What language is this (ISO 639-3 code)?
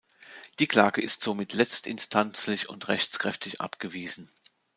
deu